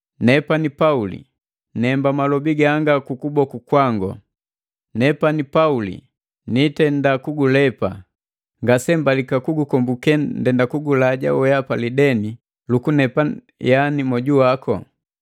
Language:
Matengo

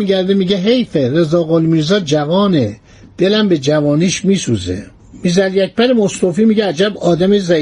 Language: Persian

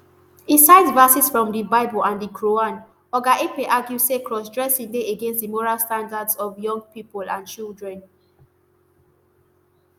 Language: Nigerian Pidgin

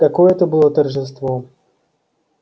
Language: Russian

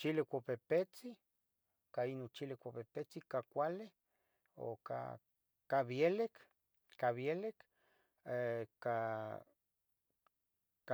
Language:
Tetelcingo Nahuatl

